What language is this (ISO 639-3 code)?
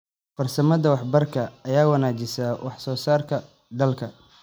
som